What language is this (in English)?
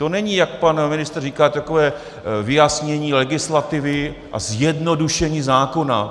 Czech